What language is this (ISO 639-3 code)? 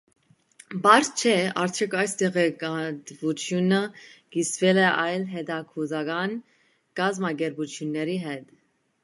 hye